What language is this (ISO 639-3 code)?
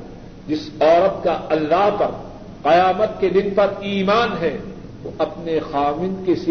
urd